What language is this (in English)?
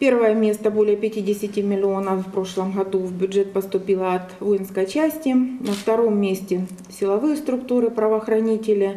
Russian